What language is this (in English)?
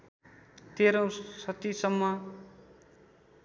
Nepali